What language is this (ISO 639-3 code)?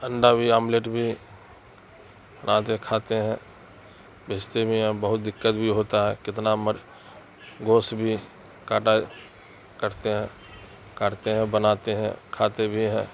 urd